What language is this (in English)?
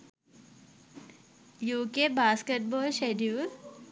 Sinhala